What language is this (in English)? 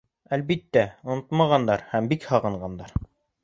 Bashkir